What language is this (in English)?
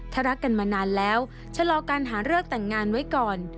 Thai